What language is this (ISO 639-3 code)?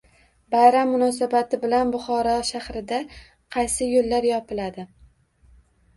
uzb